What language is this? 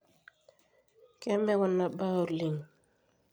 Masai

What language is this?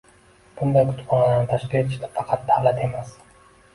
Uzbek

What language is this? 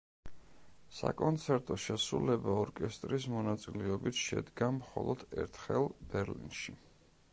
Georgian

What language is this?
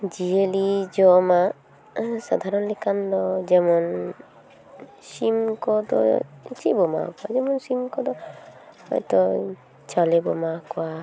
Santali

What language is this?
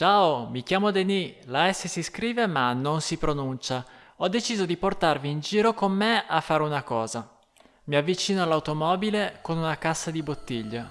Italian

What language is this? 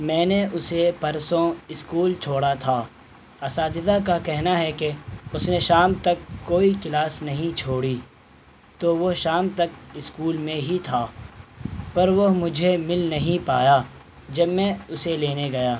Urdu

